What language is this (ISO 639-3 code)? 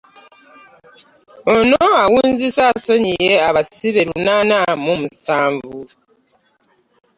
lug